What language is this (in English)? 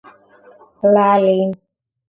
Georgian